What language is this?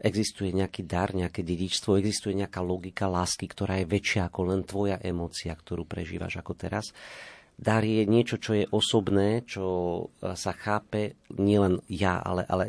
Slovak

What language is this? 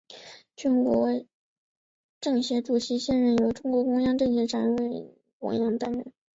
Chinese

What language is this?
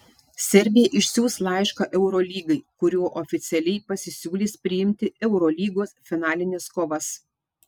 Lithuanian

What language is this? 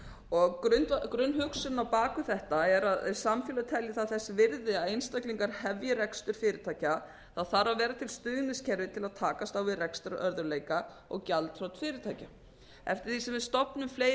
Icelandic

